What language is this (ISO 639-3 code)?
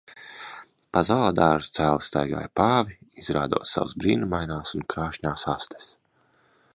lav